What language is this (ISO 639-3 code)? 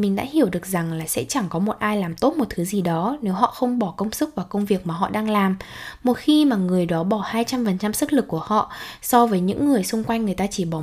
vie